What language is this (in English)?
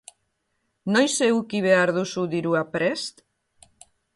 Basque